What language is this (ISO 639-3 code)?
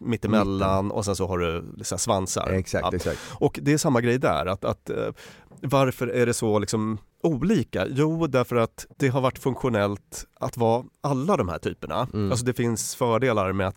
swe